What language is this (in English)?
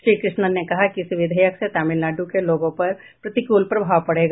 Hindi